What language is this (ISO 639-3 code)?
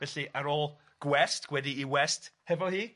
cym